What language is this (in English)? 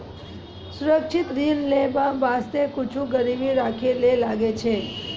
Maithili